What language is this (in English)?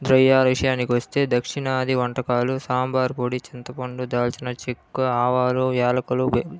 Telugu